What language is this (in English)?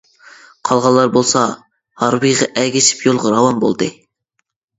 Uyghur